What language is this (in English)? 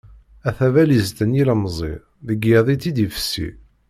Kabyle